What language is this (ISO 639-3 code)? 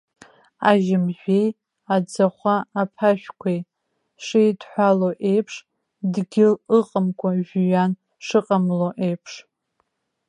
abk